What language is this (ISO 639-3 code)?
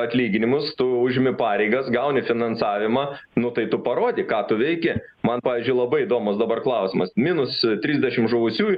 lit